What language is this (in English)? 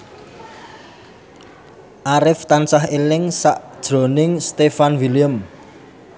Javanese